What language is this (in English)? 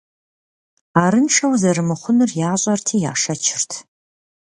Kabardian